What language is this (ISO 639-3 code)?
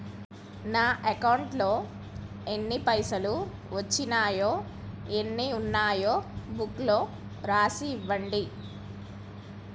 tel